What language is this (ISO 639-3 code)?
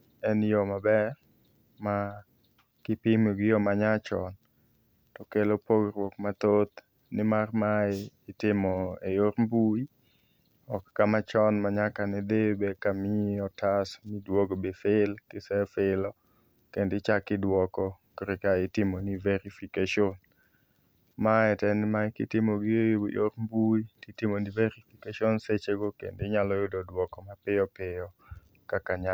luo